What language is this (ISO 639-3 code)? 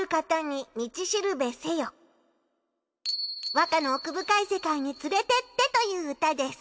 jpn